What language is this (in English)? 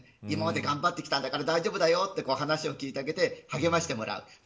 Japanese